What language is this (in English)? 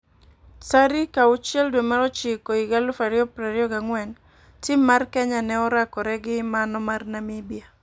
Luo (Kenya and Tanzania)